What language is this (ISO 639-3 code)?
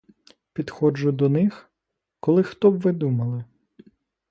ukr